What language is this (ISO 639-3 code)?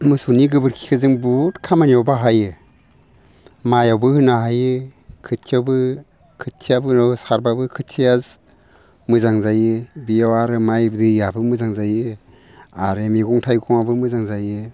brx